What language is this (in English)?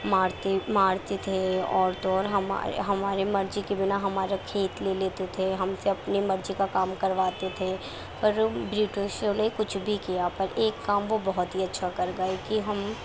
Urdu